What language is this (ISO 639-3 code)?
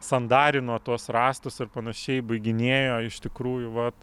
lit